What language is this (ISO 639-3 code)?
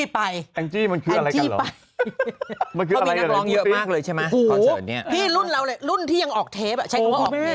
tha